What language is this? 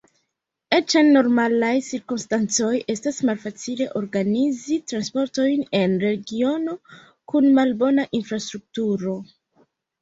Esperanto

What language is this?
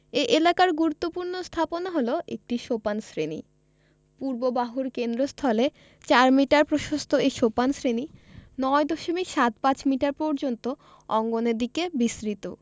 Bangla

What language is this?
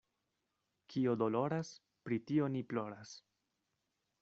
Esperanto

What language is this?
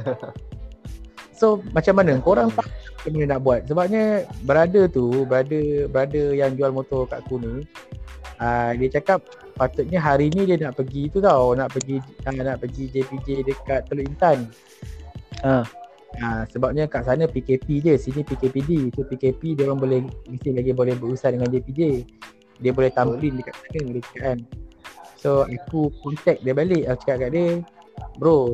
Malay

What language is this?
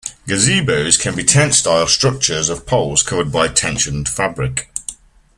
English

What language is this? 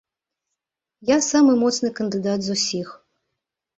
Belarusian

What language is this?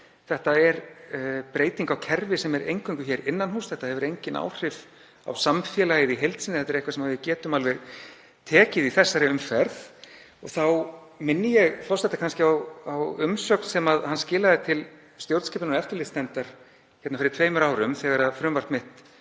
Icelandic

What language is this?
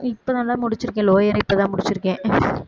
Tamil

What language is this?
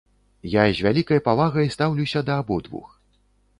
Belarusian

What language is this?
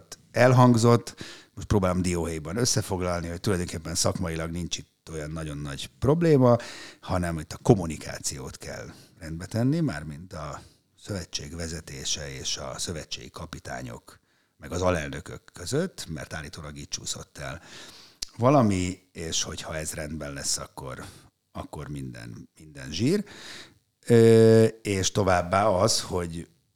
Hungarian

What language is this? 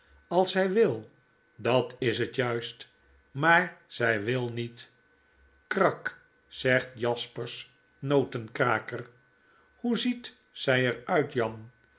Dutch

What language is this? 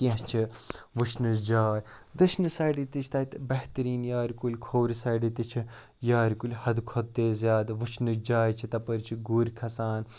Kashmiri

